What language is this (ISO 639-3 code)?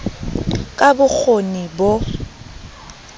sot